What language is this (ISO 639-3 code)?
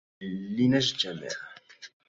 ara